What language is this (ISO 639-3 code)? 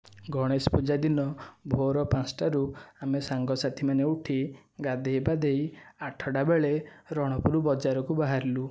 ori